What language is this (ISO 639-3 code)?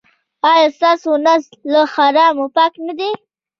pus